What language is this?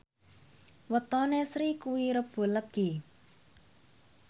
Javanese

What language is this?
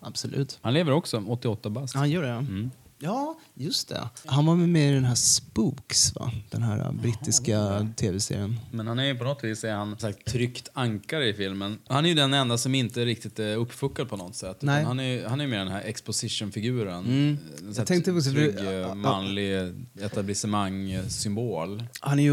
Swedish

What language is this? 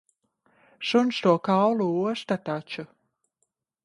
Latvian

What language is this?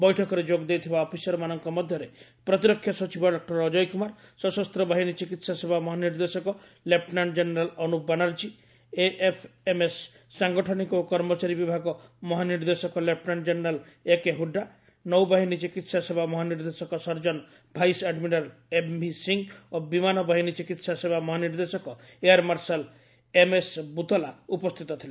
Odia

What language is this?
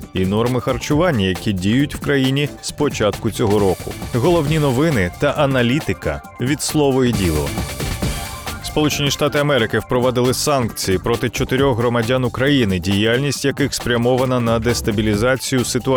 Ukrainian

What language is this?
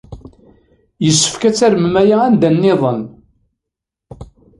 Kabyle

